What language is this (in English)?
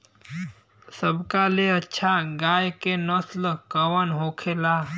Bhojpuri